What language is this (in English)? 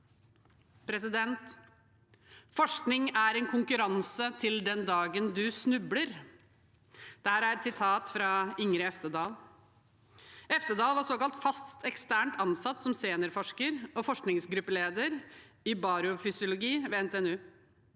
Norwegian